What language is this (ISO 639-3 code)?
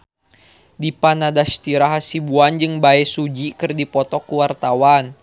sun